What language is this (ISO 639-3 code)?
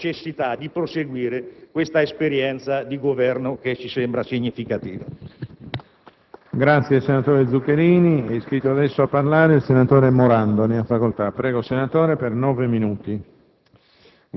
ita